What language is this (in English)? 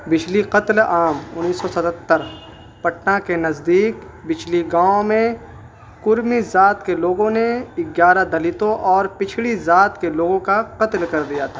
Urdu